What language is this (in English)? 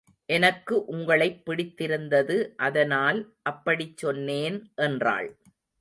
Tamil